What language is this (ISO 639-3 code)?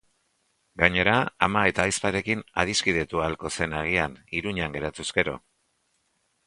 eus